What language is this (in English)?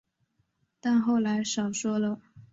Chinese